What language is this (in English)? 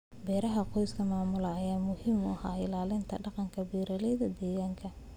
Somali